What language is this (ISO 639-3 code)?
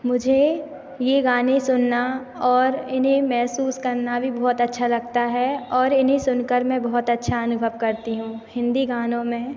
hin